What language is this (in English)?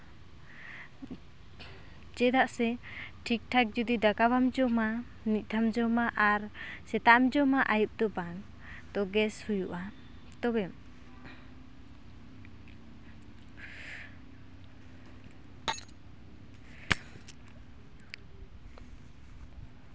Santali